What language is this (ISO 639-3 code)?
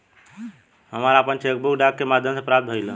bho